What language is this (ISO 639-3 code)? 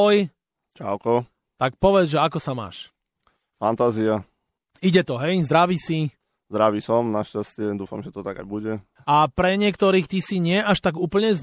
slk